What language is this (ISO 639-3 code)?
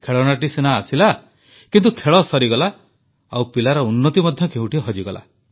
ori